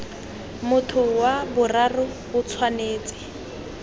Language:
Tswana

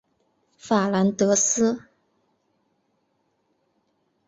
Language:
Chinese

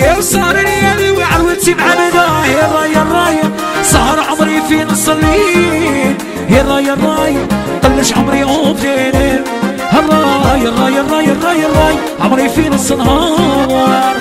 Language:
Arabic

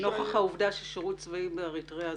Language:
Hebrew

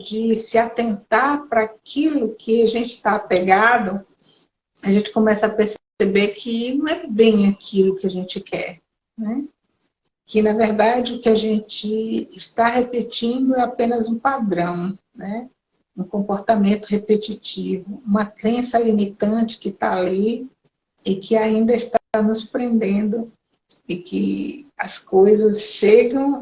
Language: Portuguese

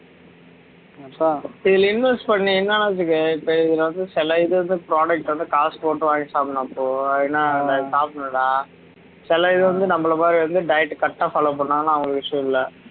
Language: Tamil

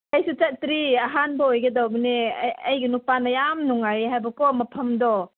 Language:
Manipuri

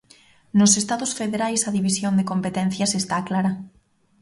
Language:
Galician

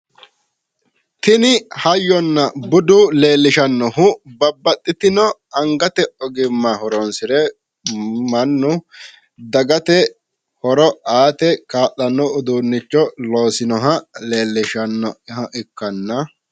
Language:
Sidamo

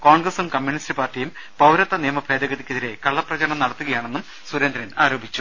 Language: Malayalam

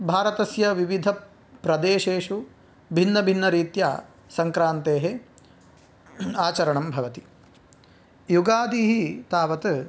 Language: Sanskrit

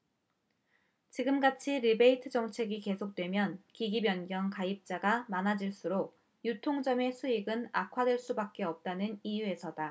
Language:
Korean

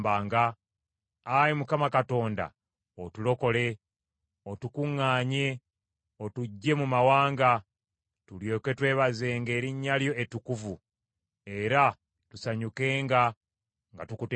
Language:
Ganda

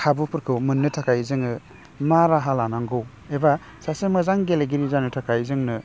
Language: Bodo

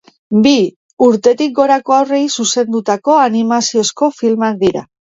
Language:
Basque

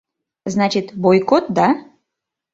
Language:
Mari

